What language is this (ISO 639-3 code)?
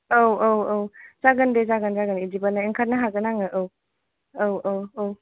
brx